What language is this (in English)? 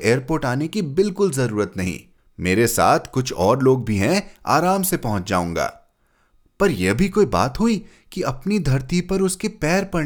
Hindi